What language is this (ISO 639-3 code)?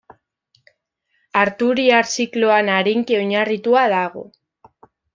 eus